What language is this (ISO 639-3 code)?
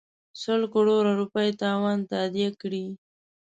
pus